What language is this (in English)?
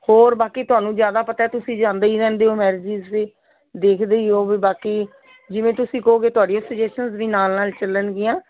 Punjabi